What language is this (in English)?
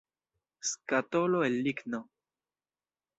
Esperanto